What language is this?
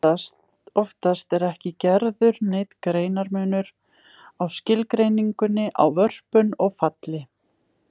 Icelandic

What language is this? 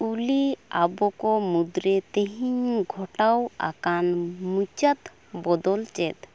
Santali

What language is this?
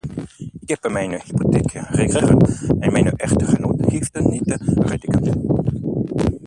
Dutch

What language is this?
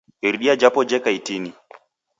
Taita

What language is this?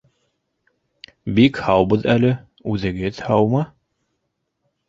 Bashkir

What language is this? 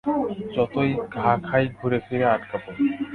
Bangla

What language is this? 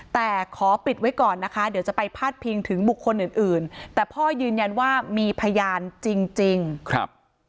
Thai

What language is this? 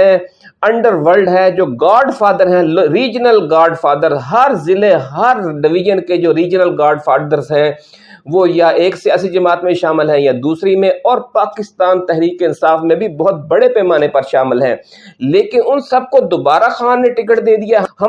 Urdu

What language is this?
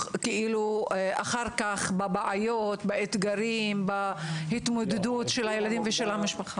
Hebrew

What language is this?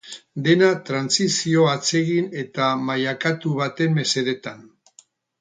Basque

